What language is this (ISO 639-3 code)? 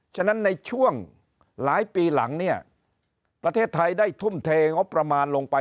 tha